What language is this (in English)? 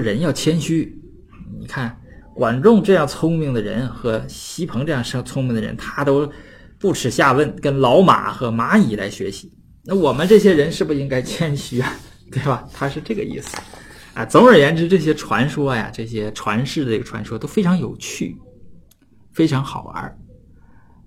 Chinese